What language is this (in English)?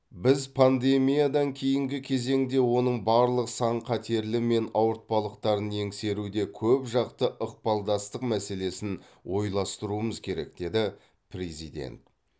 Kazakh